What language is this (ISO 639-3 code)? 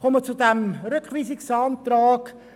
gsw